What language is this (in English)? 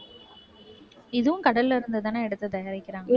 Tamil